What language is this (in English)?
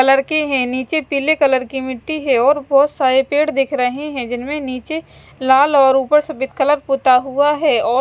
Hindi